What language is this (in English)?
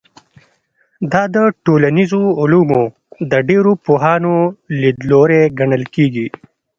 Pashto